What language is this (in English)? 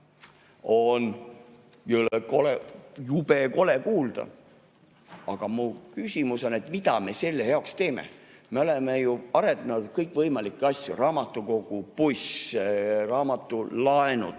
Estonian